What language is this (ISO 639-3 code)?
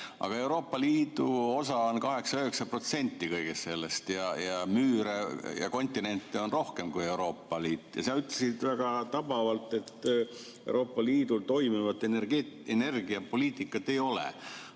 est